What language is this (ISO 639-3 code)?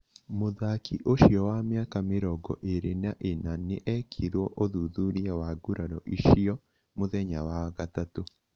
kik